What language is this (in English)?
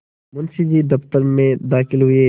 Hindi